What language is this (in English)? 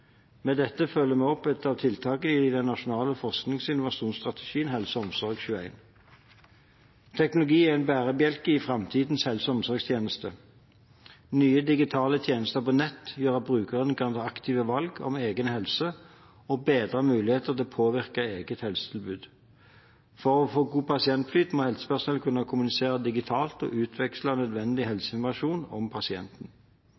Norwegian Bokmål